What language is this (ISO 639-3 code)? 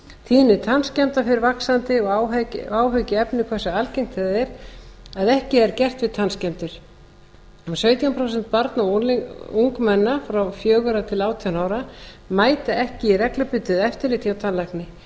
isl